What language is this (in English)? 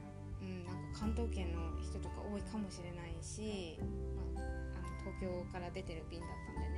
Japanese